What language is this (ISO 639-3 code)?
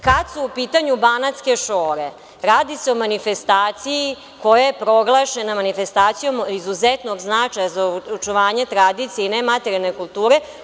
srp